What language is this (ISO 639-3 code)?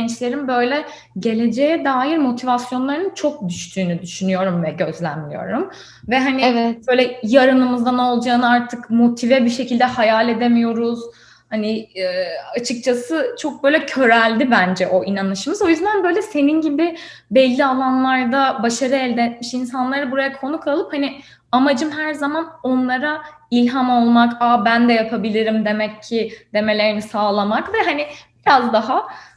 tur